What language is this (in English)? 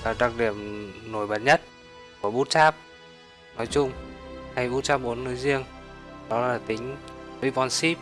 Vietnamese